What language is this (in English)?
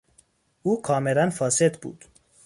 Persian